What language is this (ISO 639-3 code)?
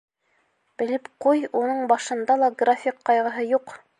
bak